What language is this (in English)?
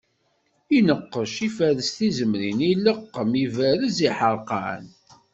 Kabyle